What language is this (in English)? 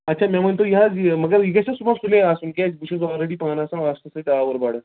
Kashmiri